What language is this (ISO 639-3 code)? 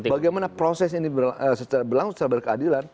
ind